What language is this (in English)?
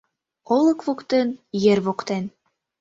Mari